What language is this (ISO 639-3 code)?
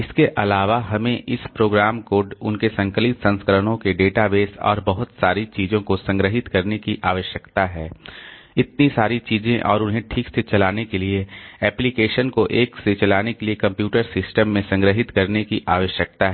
hin